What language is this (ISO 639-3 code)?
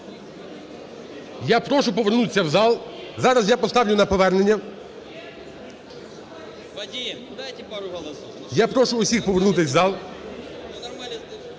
ukr